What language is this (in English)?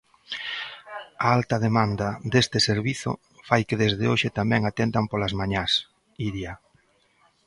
Galician